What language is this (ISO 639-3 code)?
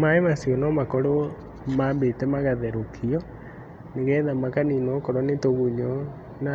kik